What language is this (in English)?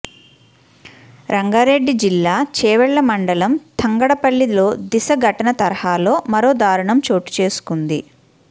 Telugu